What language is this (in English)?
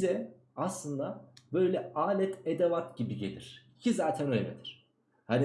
Turkish